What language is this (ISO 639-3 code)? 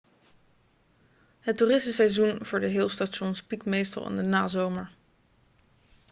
nld